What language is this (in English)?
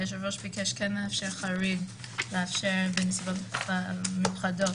Hebrew